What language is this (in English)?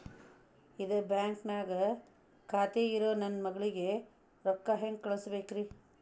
Kannada